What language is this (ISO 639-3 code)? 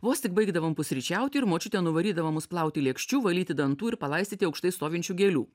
lit